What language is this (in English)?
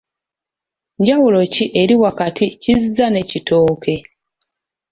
Ganda